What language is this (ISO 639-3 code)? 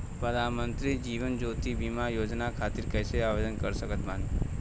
bho